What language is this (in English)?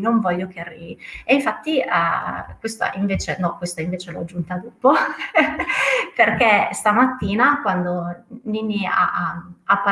Italian